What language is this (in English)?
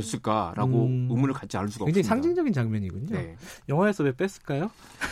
Korean